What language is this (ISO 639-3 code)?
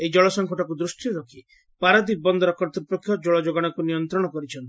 ori